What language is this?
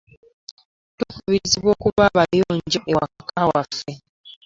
Ganda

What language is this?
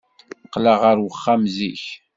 Kabyle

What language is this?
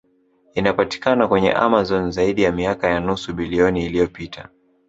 Swahili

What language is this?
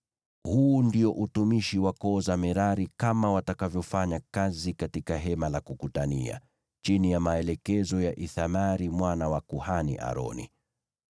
Swahili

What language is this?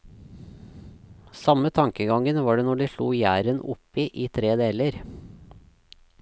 Norwegian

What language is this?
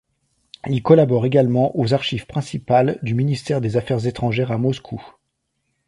French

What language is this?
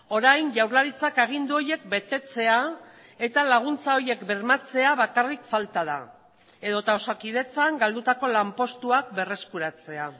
Basque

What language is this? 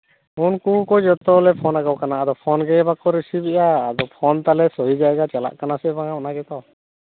Santali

